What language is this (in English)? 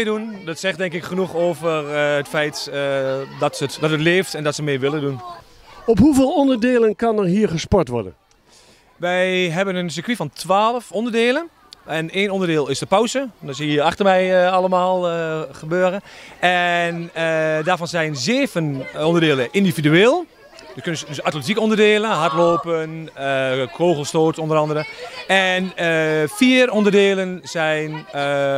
Dutch